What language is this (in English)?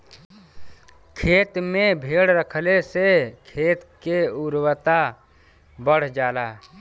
Bhojpuri